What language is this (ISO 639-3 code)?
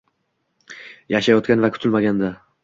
uzb